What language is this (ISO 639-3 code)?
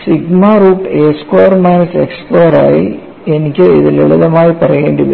mal